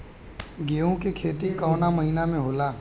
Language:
Bhojpuri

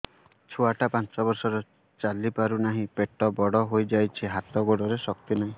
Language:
Odia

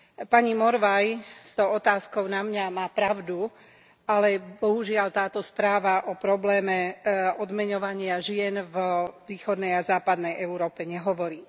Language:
Slovak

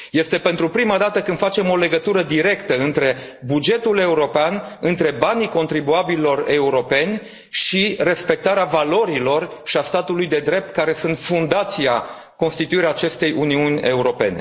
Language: Romanian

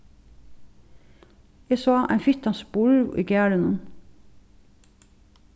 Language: Faroese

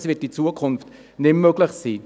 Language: Swiss German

